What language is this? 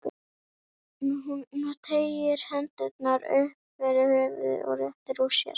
Icelandic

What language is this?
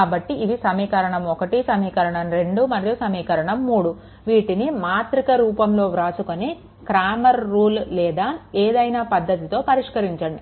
Telugu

